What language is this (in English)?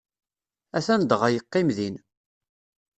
Kabyle